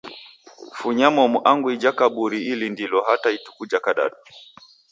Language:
Taita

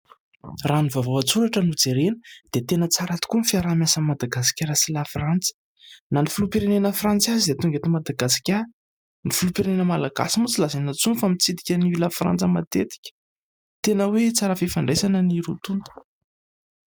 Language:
Malagasy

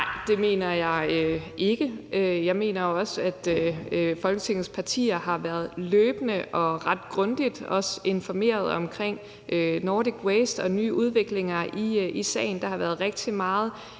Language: Danish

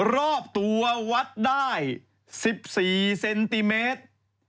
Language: Thai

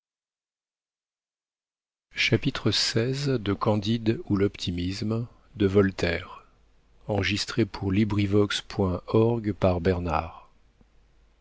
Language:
French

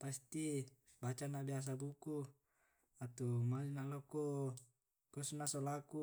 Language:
Tae'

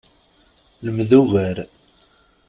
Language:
Kabyle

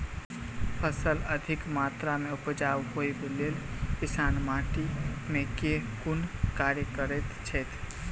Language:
Maithili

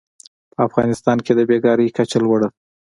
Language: Pashto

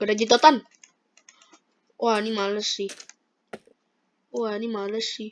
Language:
Indonesian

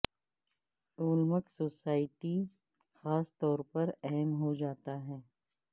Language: Urdu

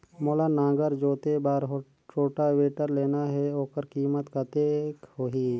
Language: Chhattisgarhi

